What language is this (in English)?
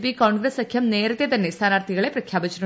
Malayalam